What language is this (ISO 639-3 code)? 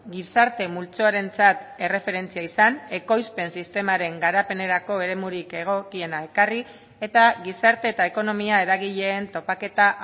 eus